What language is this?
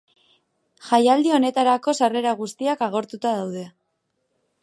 Basque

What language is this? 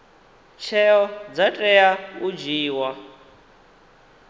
Venda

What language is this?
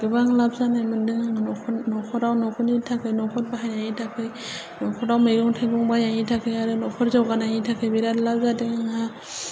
Bodo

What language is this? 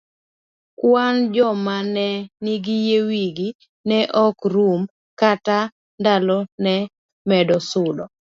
Luo (Kenya and Tanzania)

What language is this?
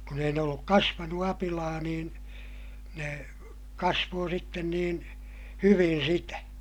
Finnish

